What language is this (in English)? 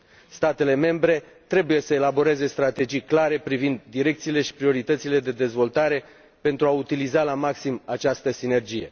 Romanian